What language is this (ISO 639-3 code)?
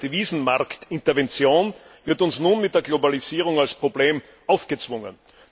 deu